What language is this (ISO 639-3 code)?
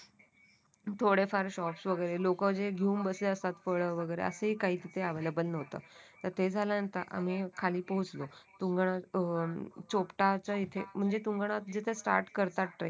mar